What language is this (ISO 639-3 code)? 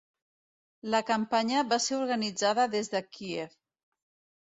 cat